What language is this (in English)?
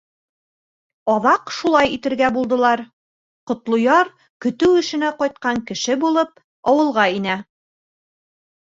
Bashkir